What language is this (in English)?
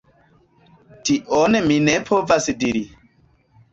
Esperanto